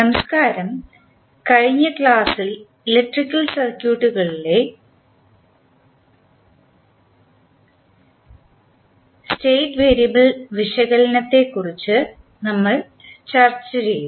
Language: Malayalam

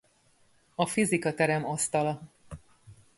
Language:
Hungarian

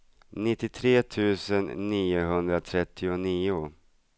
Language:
Swedish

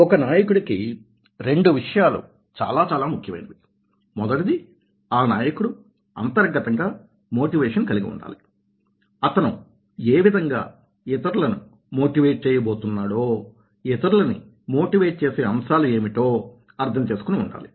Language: Telugu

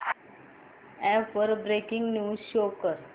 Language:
Marathi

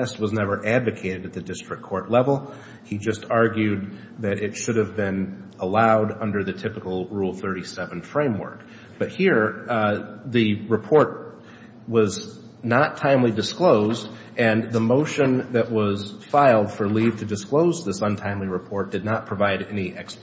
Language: English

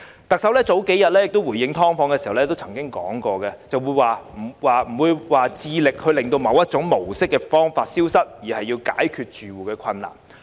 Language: Cantonese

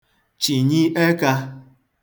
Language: Igbo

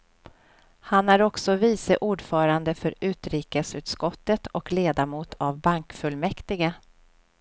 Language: Swedish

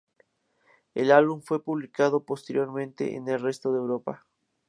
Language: Spanish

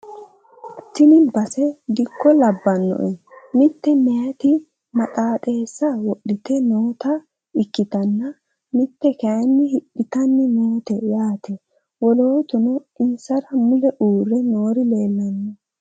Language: Sidamo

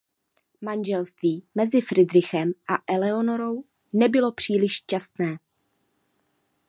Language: Czech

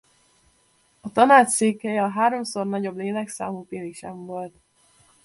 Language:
Hungarian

